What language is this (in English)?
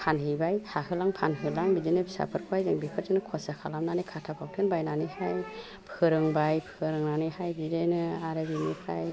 Bodo